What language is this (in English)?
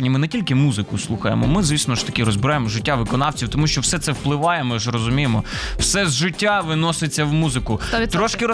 Ukrainian